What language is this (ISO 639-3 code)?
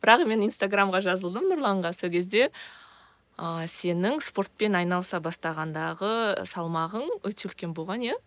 kaz